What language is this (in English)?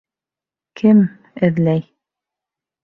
Bashkir